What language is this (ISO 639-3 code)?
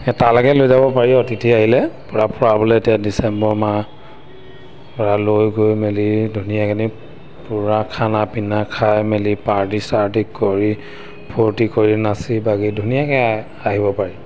asm